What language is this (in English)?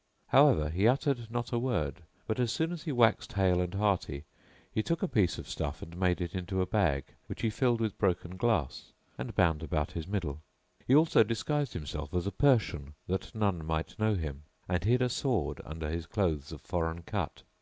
English